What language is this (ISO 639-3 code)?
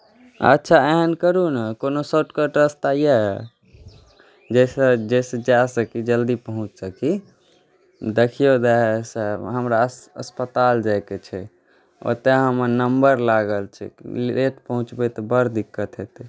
mai